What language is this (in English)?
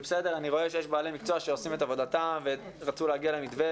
Hebrew